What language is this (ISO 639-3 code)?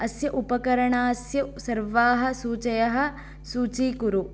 san